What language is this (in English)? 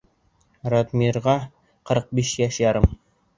Bashkir